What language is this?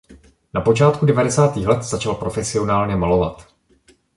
Czech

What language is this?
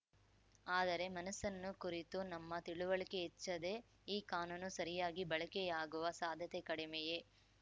Kannada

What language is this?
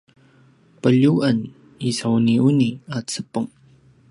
Paiwan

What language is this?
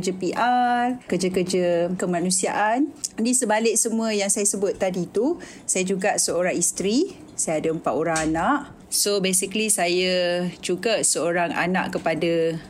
Malay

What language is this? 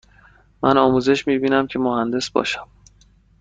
Persian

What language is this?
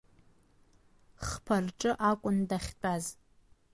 Abkhazian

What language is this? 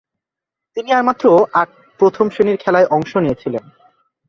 Bangla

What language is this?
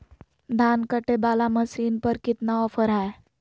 Magahi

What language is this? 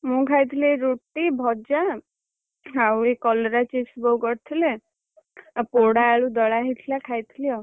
Odia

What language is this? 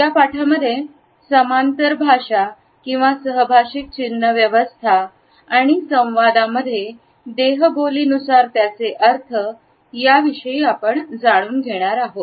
Marathi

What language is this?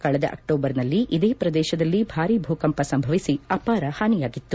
Kannada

